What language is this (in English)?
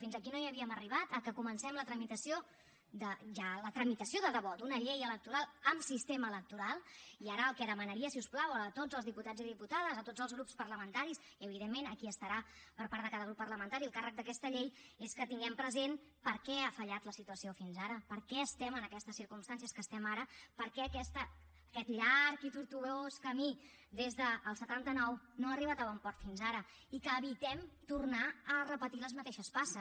Catalan